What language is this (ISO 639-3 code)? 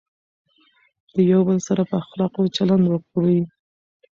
pus